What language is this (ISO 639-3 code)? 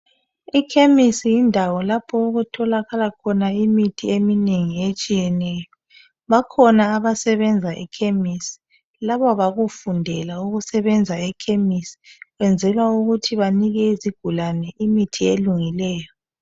nde